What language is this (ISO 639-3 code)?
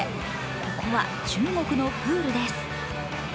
jpn